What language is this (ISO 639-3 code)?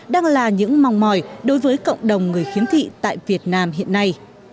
vie